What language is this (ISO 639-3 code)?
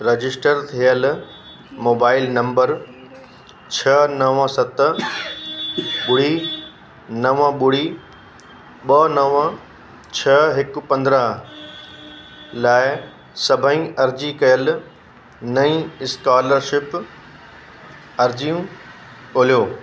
snd